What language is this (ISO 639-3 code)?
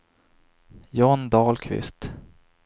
swe